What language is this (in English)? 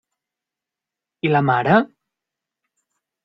Catalan